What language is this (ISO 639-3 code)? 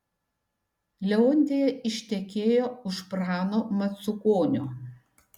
lit